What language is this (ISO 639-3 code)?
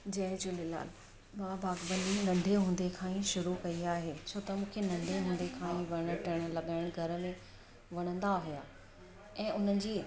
snd